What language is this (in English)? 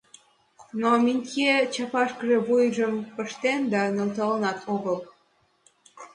Mari